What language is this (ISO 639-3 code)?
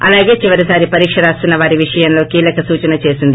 tel